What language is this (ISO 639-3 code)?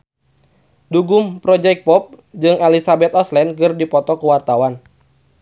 sun